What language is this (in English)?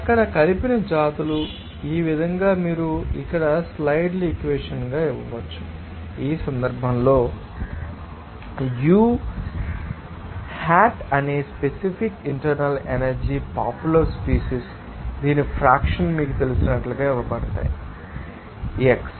Telugu